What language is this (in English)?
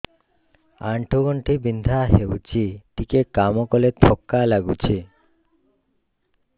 Odia